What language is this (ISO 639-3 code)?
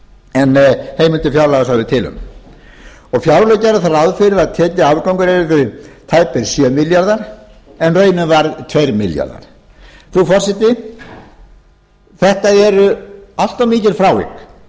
isl